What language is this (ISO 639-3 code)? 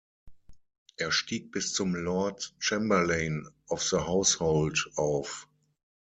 deu